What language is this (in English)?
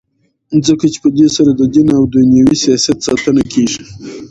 Pashto